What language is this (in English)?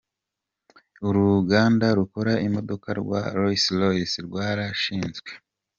Kinyarwanda